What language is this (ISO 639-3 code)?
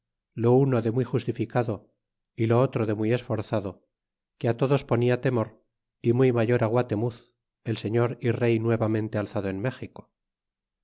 spa